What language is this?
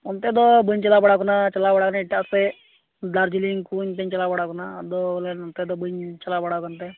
Santali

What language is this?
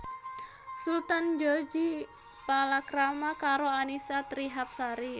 Javanese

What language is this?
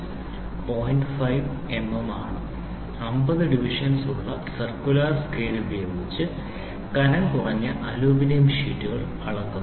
Malayalam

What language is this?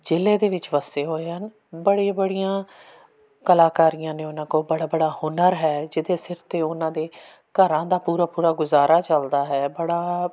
Punjabi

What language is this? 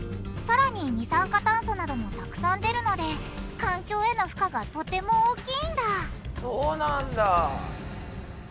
Japanese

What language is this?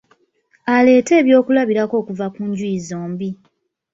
Ganda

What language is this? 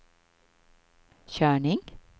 Swedish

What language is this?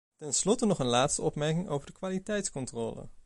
Dutch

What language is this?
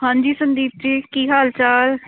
Punjabi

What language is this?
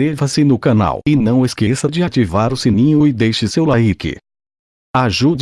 Portuguese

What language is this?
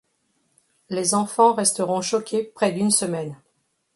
French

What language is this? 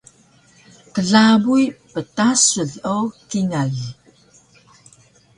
Taroko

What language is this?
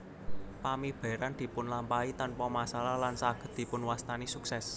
Javanese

